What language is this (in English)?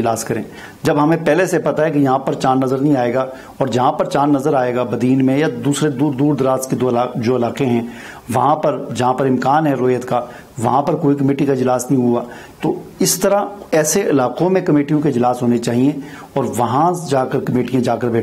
Hindi